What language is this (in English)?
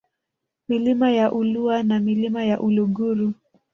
Swahili